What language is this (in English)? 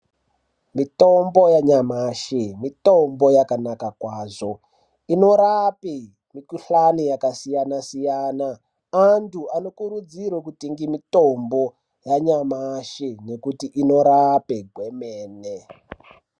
Ndau